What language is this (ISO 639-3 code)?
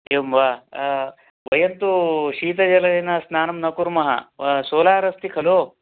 san